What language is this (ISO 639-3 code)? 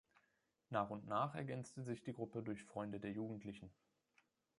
deu